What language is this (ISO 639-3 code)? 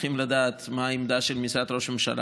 heb